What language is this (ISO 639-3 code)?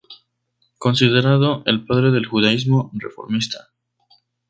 spa